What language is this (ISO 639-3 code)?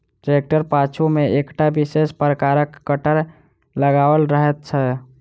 mai